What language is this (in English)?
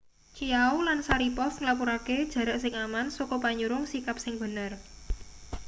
Javanese